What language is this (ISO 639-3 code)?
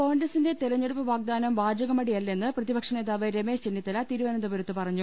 mal